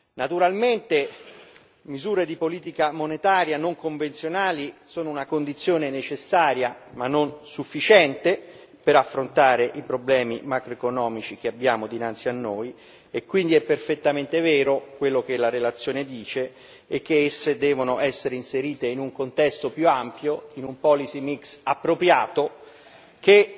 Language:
Italian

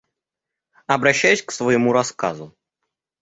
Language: Russian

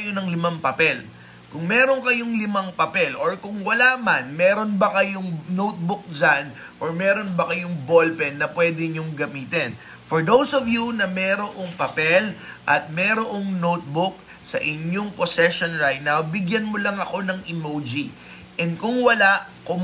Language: Filipino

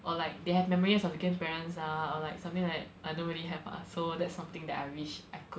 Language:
English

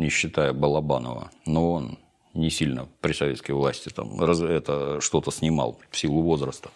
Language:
Russian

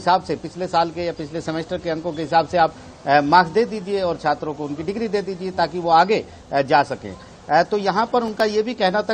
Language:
Hindi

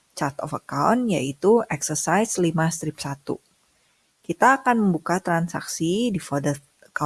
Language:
Indonesian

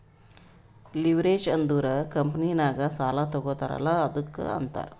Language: Kannada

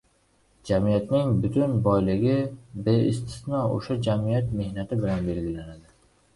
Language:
Uzbek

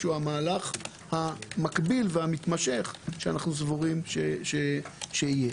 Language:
Hebrew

